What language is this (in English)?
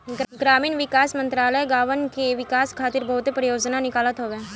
Bhojpuri